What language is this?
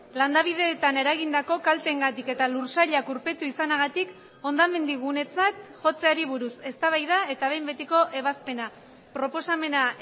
Basque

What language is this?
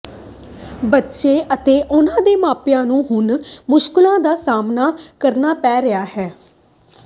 Punjabi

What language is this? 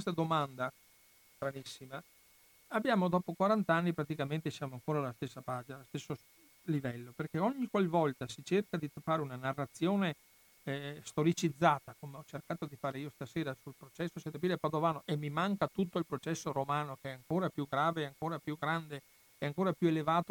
Italian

